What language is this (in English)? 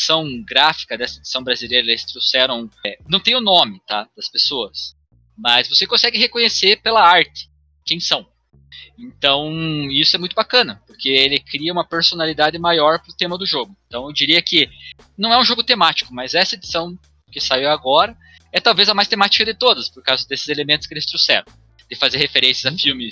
Portuguese